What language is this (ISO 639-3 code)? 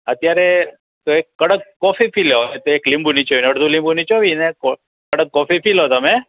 guj